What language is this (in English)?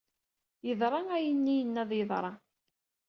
Kabyle